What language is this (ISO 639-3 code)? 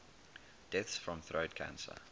eng